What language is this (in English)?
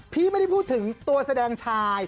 Thai